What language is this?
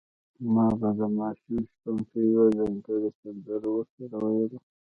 Pashto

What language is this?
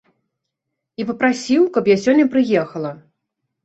Belarusian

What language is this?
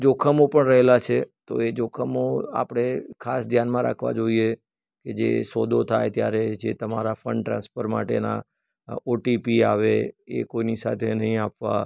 Gujarati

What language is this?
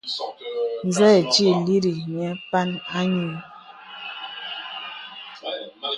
Bebele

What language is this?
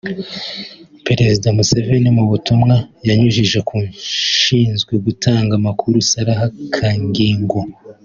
Kinyarwanda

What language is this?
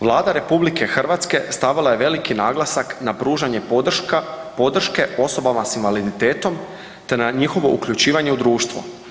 Croatian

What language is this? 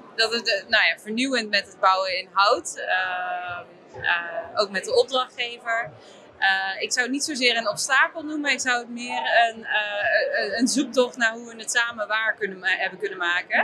Dutch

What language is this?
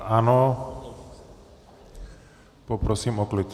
Czech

